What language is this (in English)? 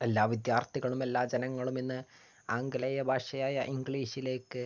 Malayalam